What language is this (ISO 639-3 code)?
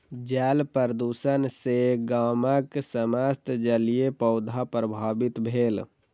mai